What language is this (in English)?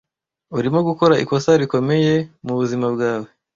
Kinyarwanda